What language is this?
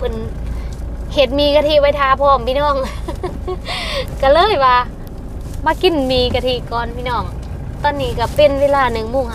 Thai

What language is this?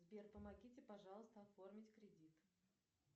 Russian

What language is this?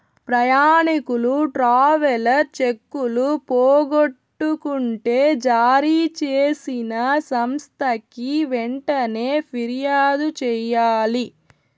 Telugu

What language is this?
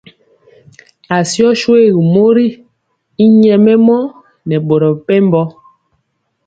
Mpiemo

